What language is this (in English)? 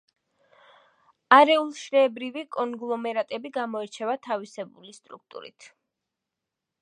Georgian